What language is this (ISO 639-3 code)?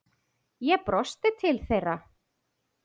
isl